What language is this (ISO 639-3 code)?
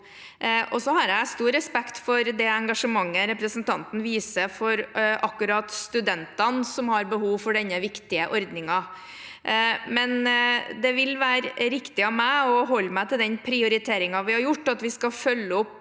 nor